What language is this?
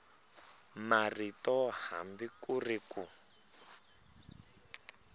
Tsonga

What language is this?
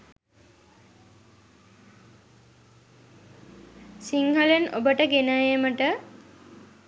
Sinhala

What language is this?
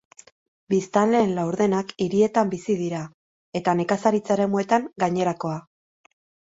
Basque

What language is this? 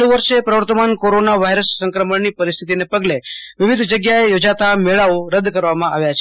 Gujarati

